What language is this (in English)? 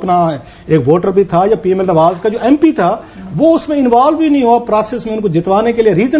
Hindi